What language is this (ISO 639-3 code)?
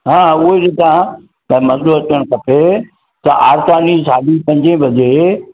snd